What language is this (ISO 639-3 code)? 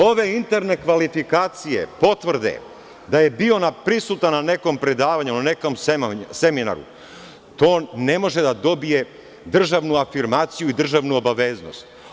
srp